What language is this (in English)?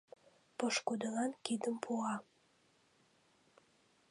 Mari